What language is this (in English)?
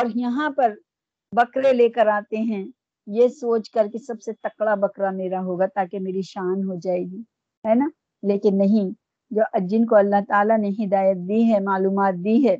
Urdu